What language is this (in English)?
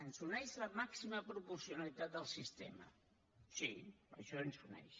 Catalan